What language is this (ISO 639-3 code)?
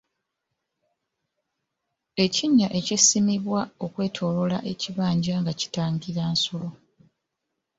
lug